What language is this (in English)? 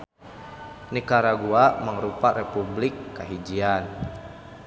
Sundanese